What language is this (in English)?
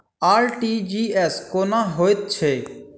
Maithili